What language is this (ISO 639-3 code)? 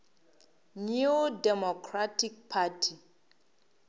nso